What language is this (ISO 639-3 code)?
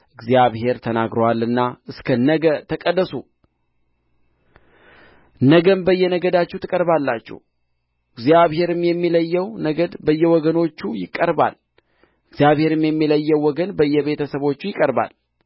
amh